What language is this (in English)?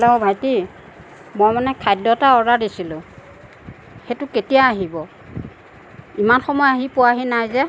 Assamese